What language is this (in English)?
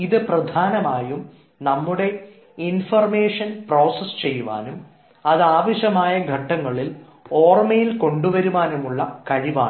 Malayalam